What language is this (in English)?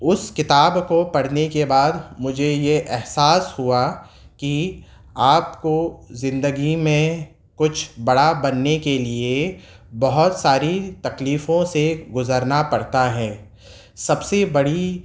Urdu